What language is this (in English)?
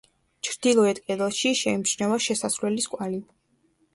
Georgian